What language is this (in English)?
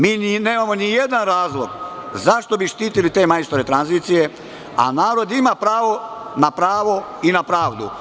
Serbian